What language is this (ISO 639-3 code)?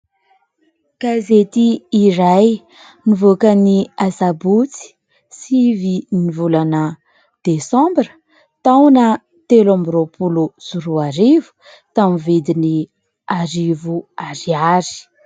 mlg